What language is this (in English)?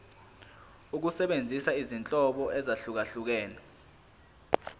Zulu